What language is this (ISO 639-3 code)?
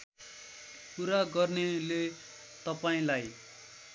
nep